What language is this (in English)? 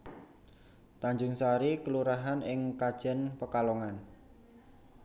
Javanese